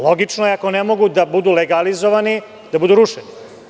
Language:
Serbian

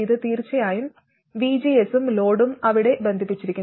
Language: Malayalam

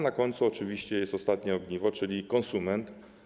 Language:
Polish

